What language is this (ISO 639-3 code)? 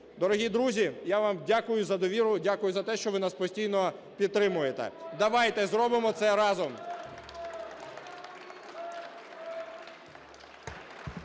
ukr